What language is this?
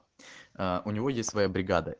Russian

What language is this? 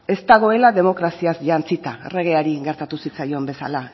Basque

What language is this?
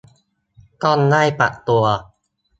Thai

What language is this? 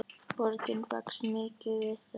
Icelandic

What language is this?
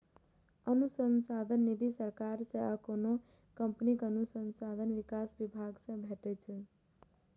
Maithili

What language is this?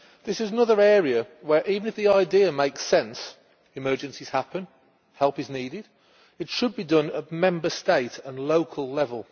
English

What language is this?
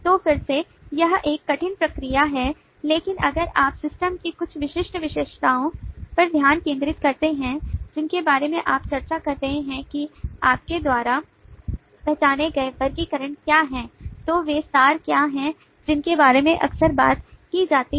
Hindi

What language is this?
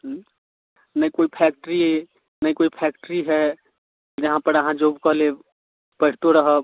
Maithili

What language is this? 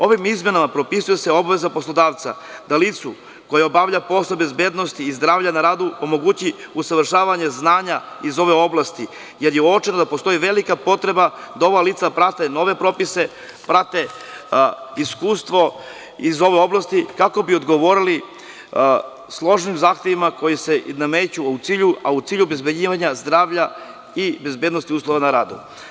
Serbian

